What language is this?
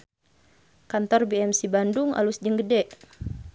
Sundanese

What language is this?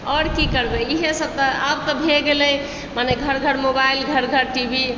Maithili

